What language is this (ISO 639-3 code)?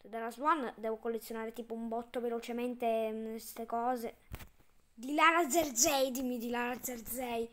ita